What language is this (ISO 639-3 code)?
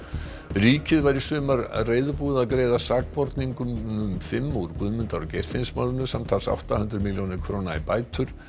isl